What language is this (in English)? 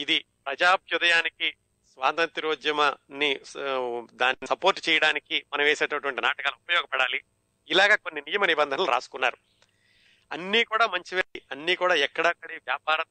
Telugu